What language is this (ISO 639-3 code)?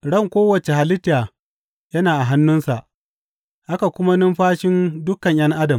hau